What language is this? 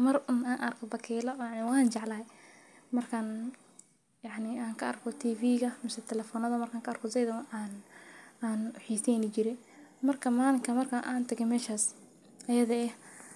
Somali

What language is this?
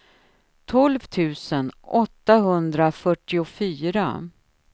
Swedish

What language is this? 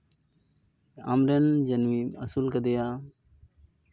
Santali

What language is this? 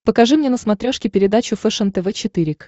Russian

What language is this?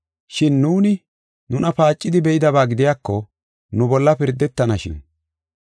Gofa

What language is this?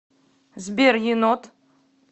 Russian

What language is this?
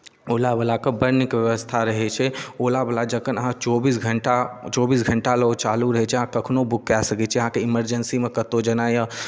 Maithili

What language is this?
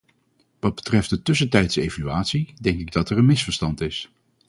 Dutch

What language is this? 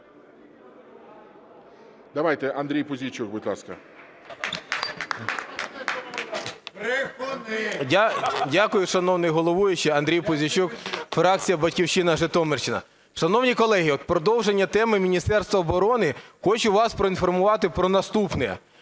Ukrainian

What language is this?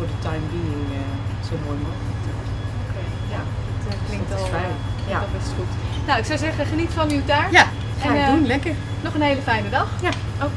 Dutch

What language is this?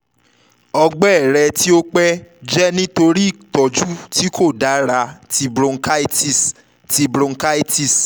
Yoruba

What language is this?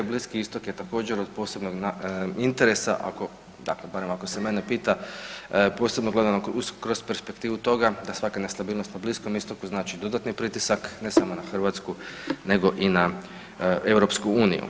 Croatian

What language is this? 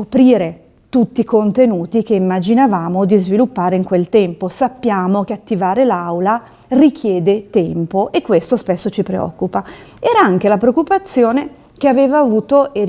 Italian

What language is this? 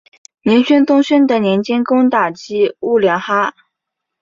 Chinese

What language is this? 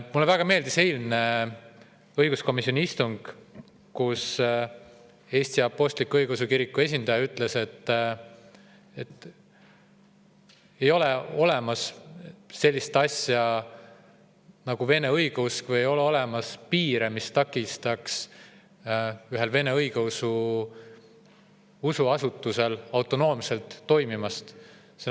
Estonian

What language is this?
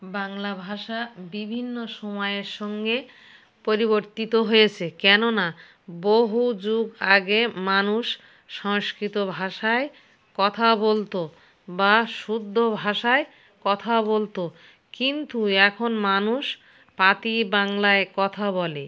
Bangla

